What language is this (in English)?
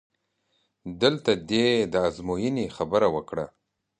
Pashto